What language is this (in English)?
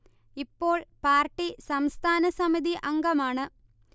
Malayalam